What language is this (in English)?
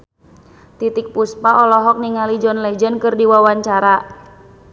Sundanese